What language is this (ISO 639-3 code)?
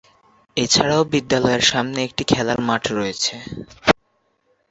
ben